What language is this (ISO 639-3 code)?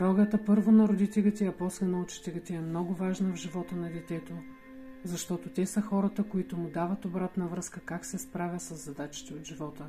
bul